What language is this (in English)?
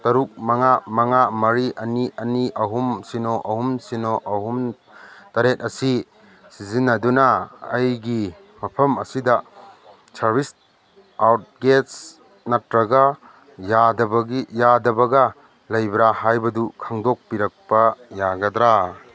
Manipuri